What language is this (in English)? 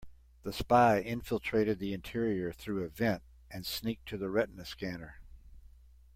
English